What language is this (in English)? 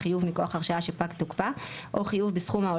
Hebrew